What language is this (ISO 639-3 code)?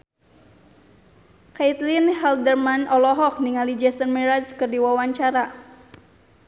sun